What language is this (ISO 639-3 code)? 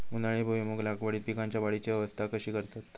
mar